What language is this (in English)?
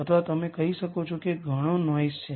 Gujarati